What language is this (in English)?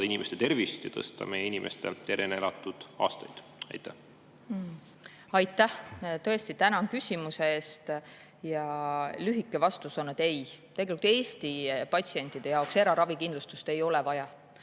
Estonian